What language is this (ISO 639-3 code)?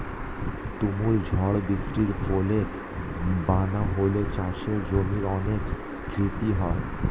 ben